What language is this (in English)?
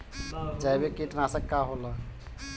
Bhojpuri